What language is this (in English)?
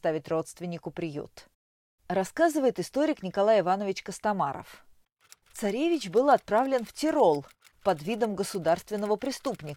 Russian